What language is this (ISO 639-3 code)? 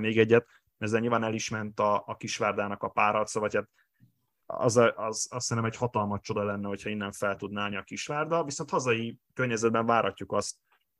hun